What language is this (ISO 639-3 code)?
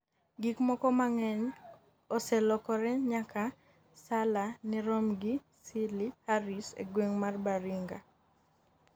luo